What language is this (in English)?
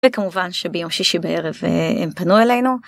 Hebrew